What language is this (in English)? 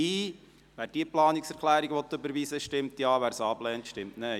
Swiss German